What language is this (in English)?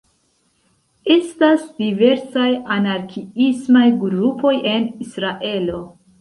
Esperanto